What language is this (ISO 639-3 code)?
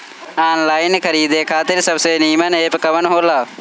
bho